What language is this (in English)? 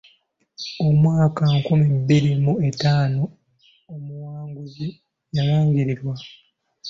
Ganda